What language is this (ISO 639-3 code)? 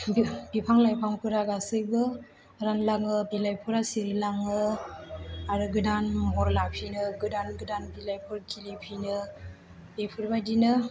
brx